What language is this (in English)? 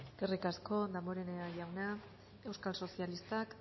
Basque